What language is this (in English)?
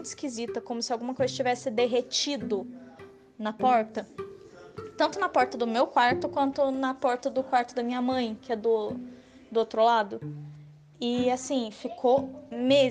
Portuguese